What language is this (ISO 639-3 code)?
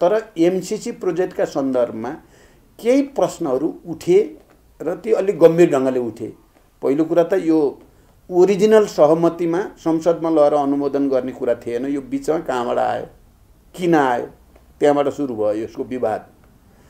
hin